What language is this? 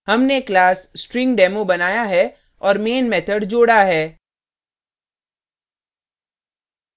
Hindi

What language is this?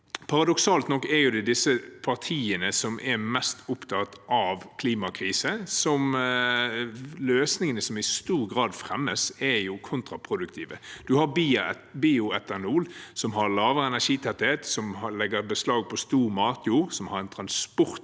Norwegian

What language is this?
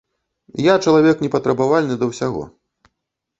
Belarusian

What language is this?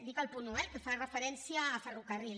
Catalan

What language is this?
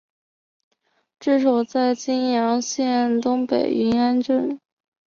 Chinese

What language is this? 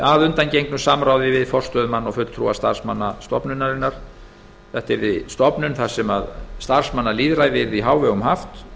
Icelandic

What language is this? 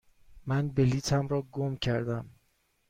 Persian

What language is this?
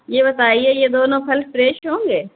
Urdu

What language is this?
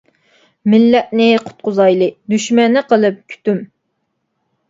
Uyghur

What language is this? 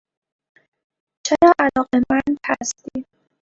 Persian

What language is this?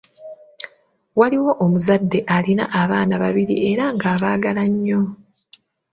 Ganda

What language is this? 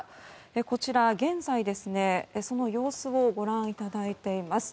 Japanese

